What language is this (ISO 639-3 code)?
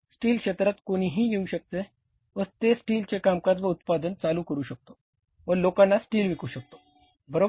mar